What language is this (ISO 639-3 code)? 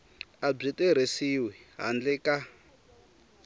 tso